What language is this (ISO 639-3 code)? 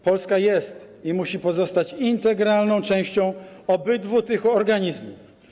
pol